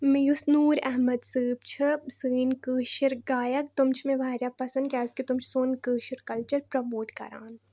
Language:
Kashmiri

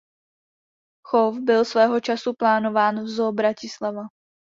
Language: Czech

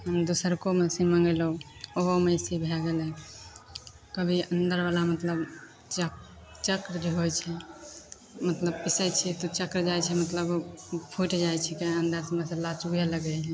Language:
Maithili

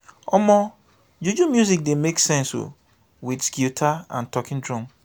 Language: Nigerian Pidgin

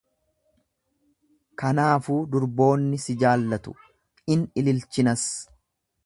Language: Oromo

